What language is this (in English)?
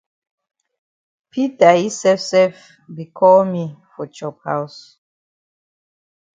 Cameroon Pidgin